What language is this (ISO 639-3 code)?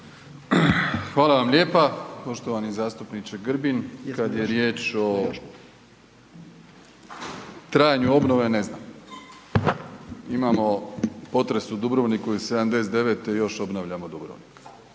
hrv